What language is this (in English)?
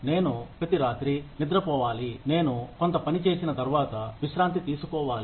Telugu